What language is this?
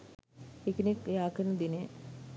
Sinhala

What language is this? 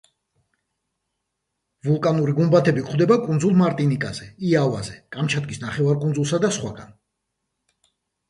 Georgian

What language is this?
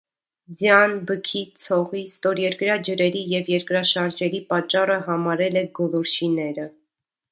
Armenian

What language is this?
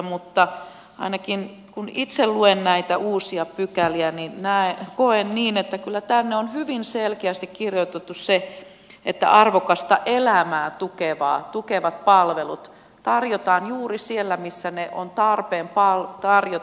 Finnish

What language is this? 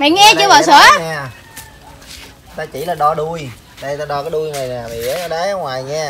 Vietnamese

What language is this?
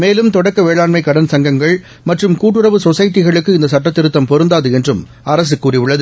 Tamil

